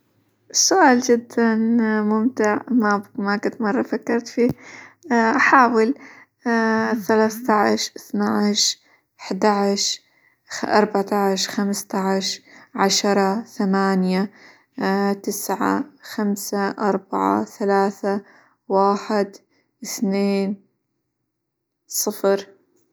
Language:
Hijazi Arabic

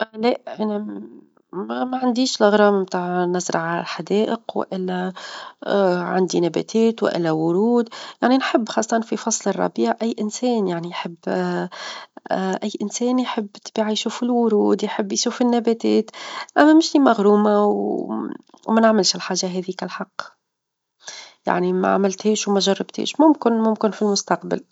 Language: Tunisian Arabic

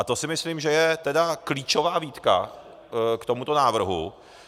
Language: Czech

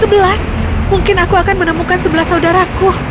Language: Indonesian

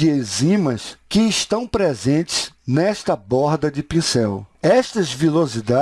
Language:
Portuguese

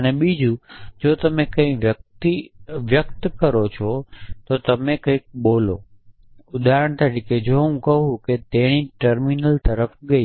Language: Gujarati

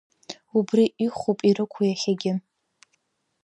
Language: Abkhazian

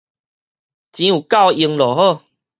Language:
Min Nan Chinese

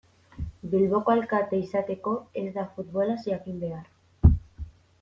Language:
Basque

